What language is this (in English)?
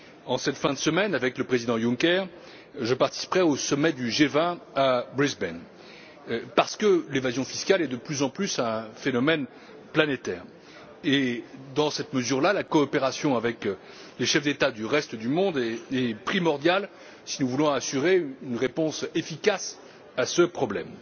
French